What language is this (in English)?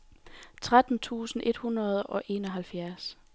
Danish